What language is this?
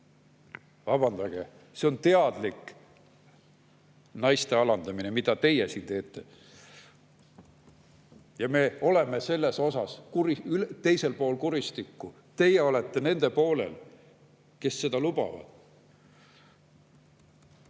Estonian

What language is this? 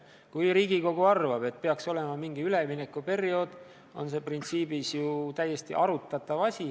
Estonian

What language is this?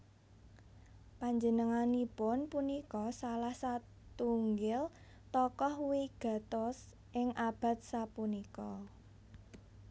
Javanese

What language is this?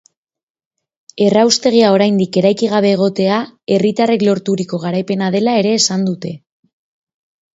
Basque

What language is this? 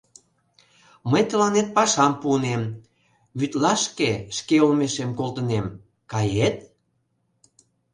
Mari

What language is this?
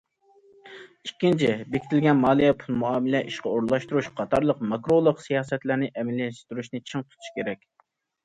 Uyghur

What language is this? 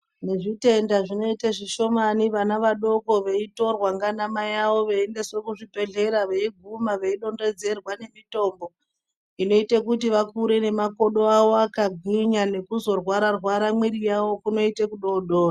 Ndau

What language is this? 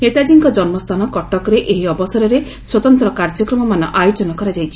Odia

